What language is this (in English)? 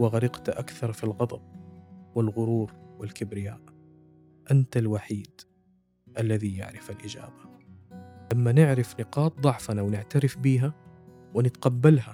Arabic